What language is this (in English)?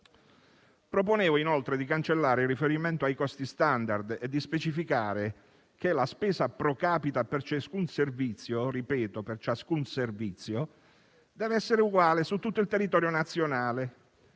Italian